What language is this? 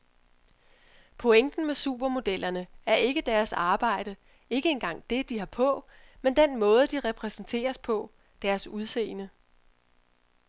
Danish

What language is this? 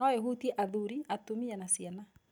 Kikuyu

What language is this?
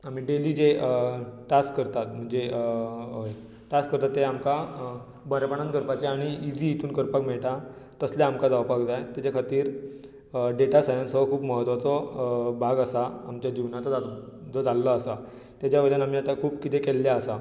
Konkani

